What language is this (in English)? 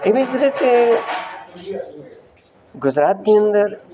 Gujarati